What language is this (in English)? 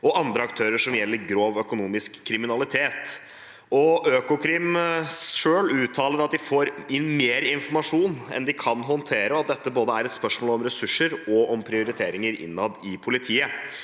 Norwegian